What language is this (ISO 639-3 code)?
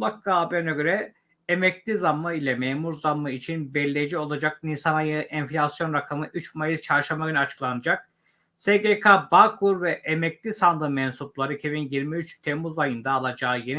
tur